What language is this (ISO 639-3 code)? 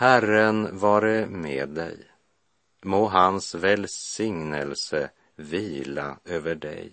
swe